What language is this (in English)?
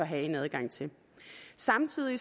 Danish